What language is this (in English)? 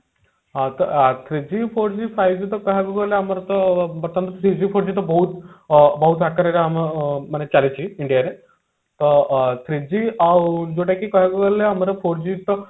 Odia